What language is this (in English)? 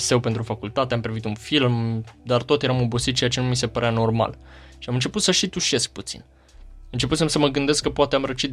Romanian